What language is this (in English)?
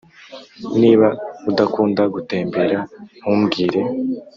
Kinyarwanda